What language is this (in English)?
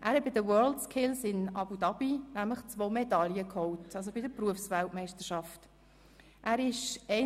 Swiss German